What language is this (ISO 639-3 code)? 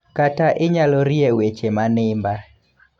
luo